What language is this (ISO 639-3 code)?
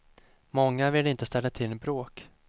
swe